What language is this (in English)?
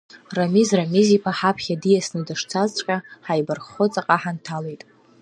Abkhazian